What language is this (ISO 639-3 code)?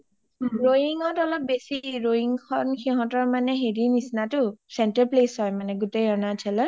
asm